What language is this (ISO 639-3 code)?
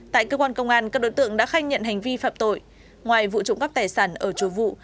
vie